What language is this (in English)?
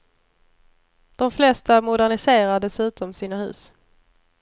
Swedish